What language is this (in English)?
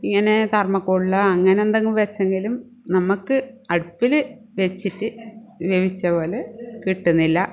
Malayalam